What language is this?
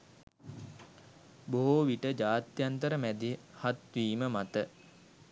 Sinhala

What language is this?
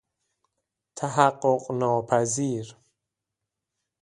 Persian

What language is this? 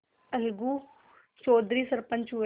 Hindi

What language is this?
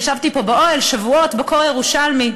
Hebrew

